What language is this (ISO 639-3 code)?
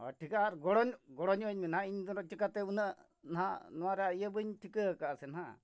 sat